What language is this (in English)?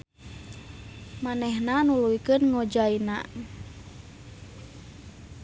Sundanese